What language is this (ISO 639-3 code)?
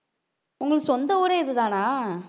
tam